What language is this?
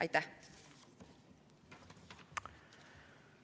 Estonian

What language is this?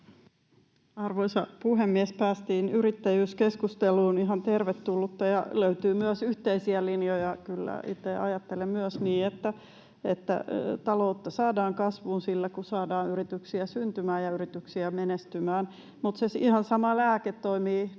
Finnish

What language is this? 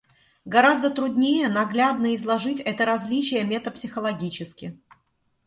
Russian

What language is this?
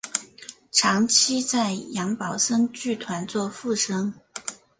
Chinese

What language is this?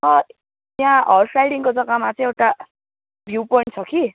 Nepali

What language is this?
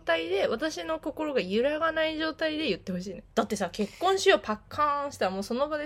Japanese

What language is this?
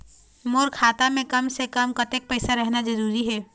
Chhattisgarhi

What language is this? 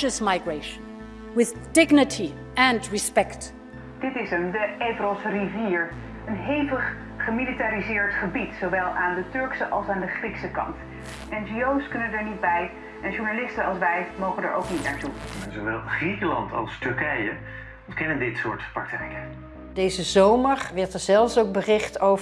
Dutch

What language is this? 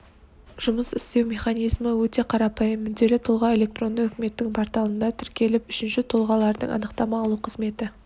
Kazakh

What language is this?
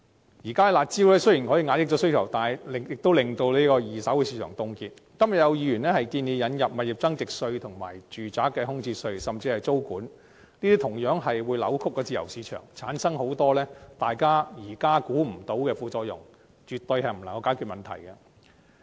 Cantonese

